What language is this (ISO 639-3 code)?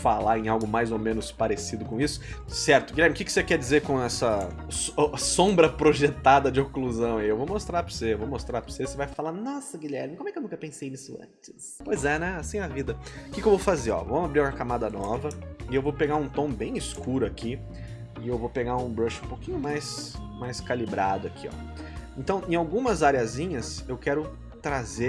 por